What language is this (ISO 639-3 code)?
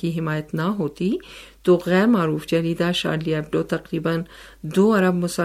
urd